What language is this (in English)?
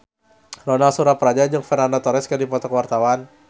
Sundanese